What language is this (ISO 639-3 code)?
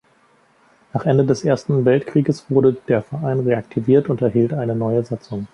deu